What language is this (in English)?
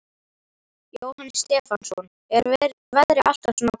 Icelandic